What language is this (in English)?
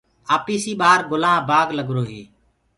Gurgula